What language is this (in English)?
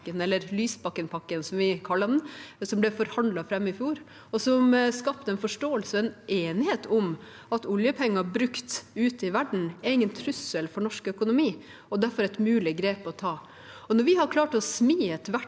Norwegian